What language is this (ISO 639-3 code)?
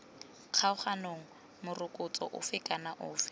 tsn